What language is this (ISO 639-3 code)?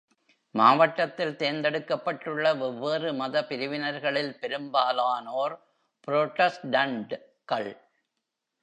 tam